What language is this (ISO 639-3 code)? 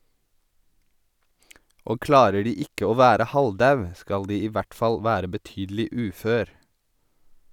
nor